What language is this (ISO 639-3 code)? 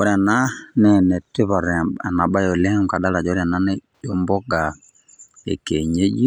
mas